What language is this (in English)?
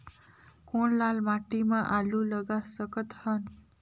Chhattisgarhi